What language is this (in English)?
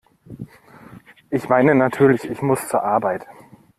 German